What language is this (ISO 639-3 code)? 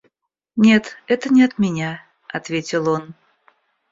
rus